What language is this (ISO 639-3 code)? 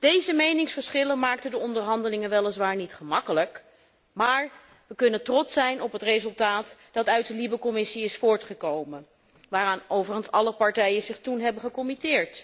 nld